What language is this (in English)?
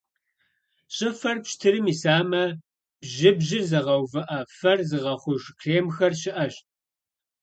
Kabardian